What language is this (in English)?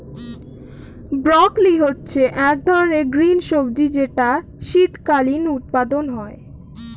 Bangla